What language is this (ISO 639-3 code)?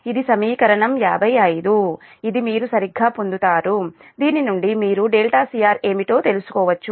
tel